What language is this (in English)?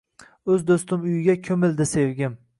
Uzbek